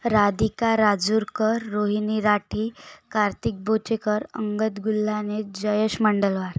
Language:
Marathi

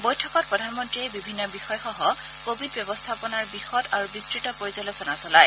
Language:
Assamese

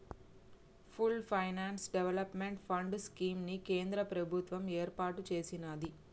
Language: Telugu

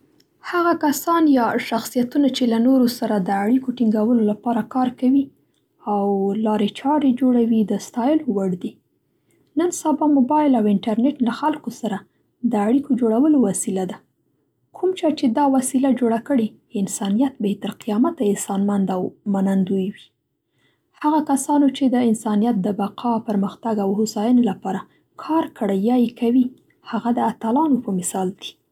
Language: Central Pashto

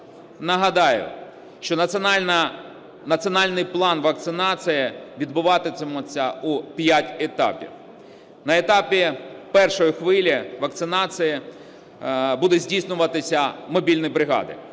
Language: Ukrainian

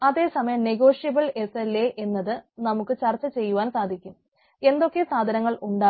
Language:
Malayalam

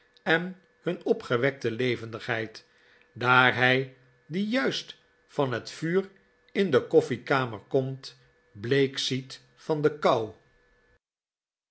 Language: Dutch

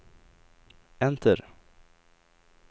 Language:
Swedish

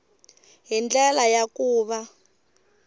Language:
Tsonga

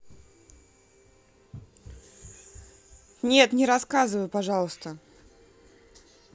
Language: Russian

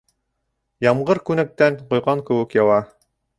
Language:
Bashkir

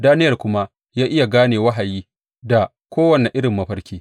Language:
Hausa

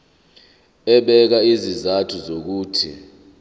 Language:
Zulu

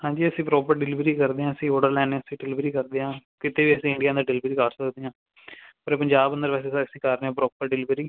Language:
Punjabi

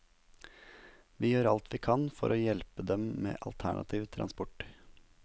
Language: Norwegian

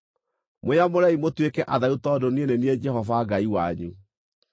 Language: Kikuyu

